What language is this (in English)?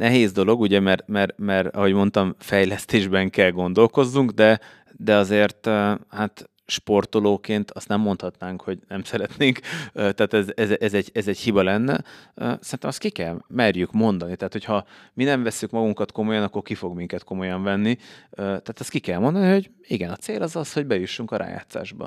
Hungarian